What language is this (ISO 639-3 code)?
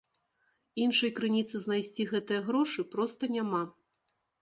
bel